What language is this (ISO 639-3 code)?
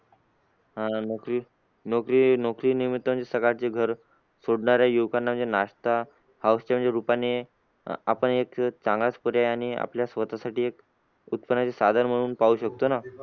mar